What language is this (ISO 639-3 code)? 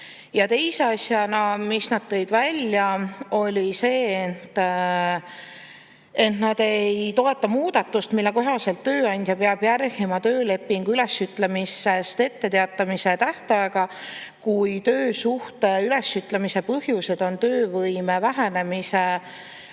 est